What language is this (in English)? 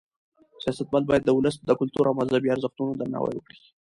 Pashto